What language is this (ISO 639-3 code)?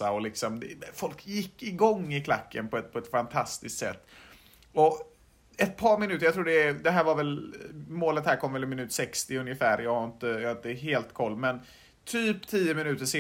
swe